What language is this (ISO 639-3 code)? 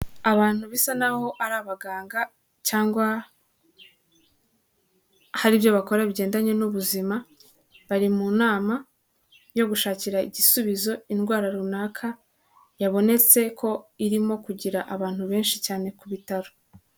kin